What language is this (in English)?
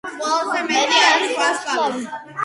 Georgian